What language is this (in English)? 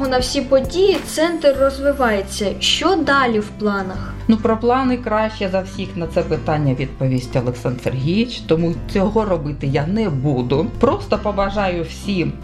Ukrainian